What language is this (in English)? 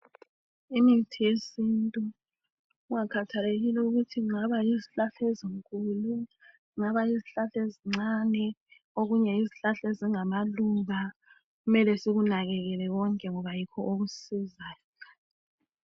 North Ndebele